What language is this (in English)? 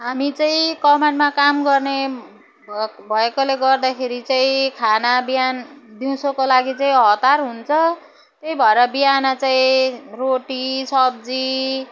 Nepali